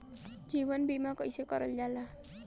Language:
Bhojpuri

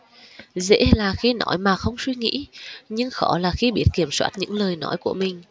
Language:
Vietnamese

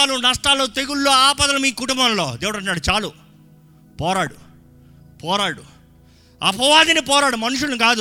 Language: Telugu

